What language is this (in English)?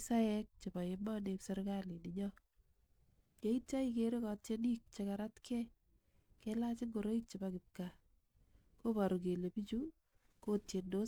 Kalenjin